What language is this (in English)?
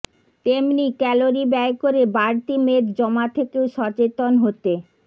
Bangla